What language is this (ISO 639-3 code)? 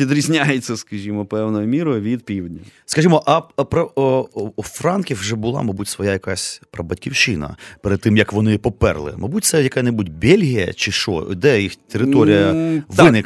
ukr